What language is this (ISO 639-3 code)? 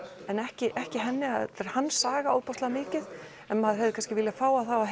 isl